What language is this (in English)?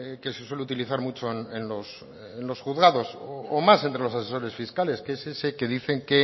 Spanish